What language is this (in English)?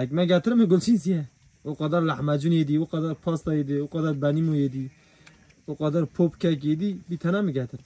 Turkish